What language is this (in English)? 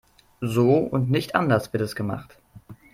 German